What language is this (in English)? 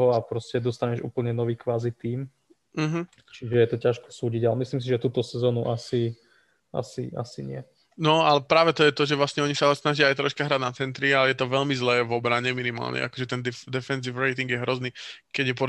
Slovak